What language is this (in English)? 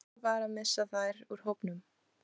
Icelandic